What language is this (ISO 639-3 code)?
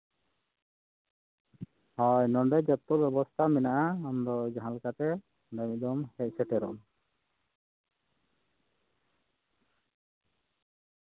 sat